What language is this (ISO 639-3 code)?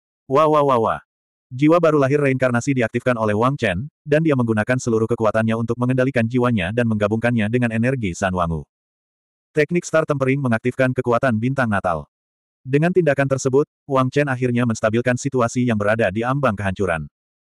ind